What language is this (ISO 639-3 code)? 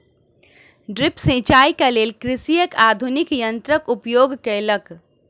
mai